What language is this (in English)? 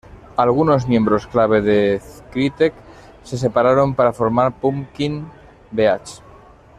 Spanish